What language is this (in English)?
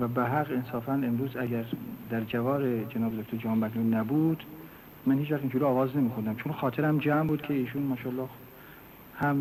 Persian